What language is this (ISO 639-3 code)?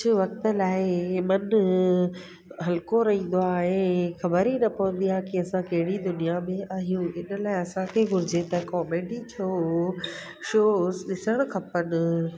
snd